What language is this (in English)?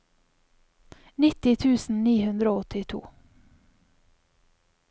Norwegian